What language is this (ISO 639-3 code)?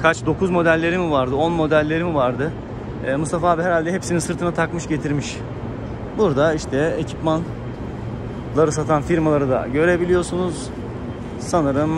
tur